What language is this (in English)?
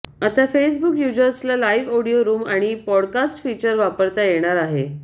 Marathi